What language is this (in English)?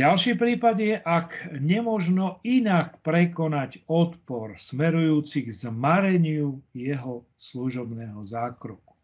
Slovak